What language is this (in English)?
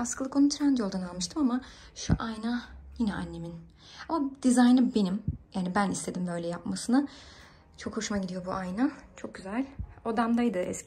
Turkish